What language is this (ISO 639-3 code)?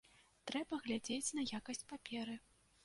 bel